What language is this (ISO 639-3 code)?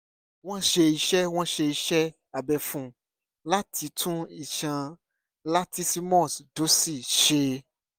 yor